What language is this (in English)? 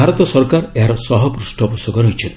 Odia